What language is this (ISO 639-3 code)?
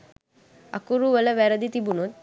sin